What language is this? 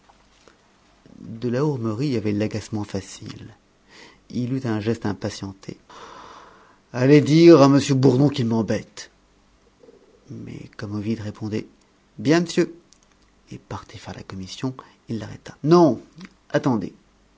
French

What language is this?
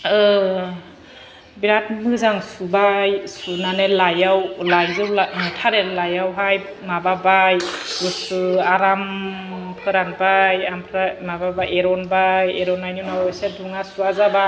Bodo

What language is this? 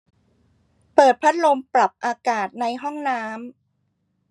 Thai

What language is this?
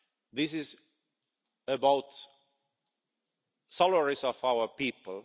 English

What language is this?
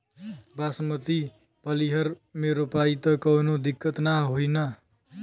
Bhojpuri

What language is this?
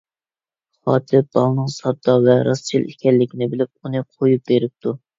Uyghur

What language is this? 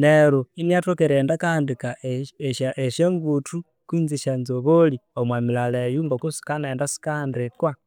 Konzo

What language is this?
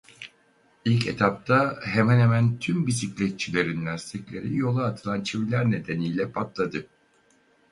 Turkish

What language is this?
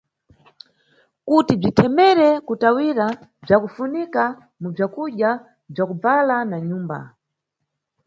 Nyungwe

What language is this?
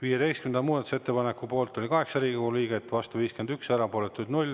Estonian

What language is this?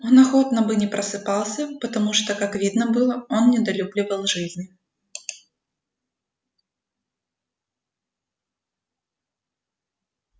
Russian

